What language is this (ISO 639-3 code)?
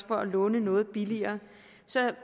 dan